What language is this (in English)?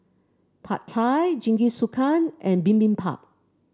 English